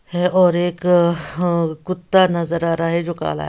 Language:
Hindi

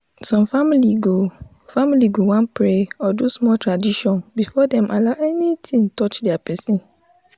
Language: Nigerian Pidgin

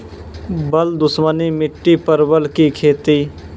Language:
Maithili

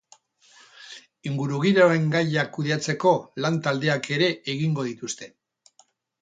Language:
Basque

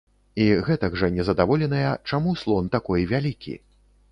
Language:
Belarusian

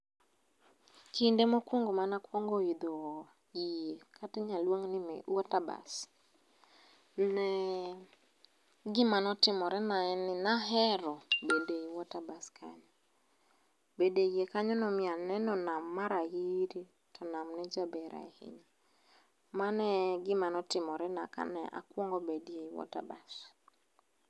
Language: Luo (Kenya and Tanzania)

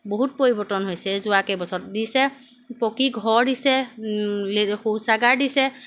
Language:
Assamese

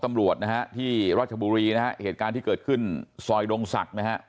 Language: Thai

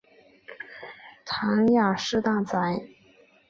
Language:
Chinese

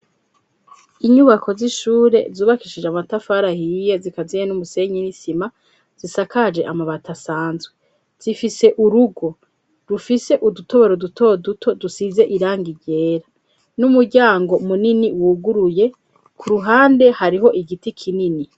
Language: Rundi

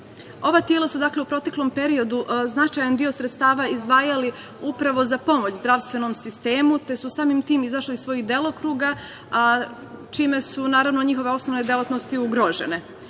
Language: Serbian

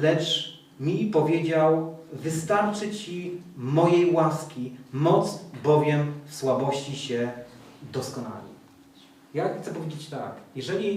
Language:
Polish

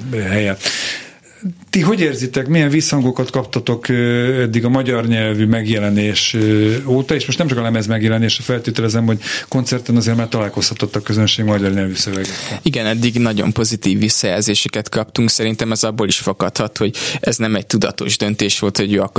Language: Hungarian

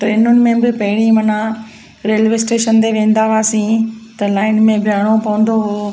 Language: Sindhi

